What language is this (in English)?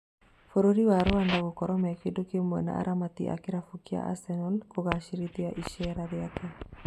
Kikuyu